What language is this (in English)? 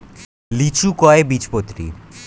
Bangla